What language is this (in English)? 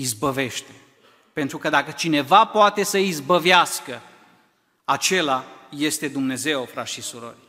Romanian